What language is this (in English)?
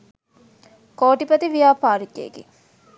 Sinhala